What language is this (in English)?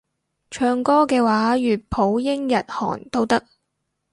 Cantonese